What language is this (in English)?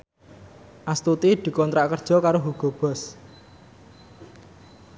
Javanese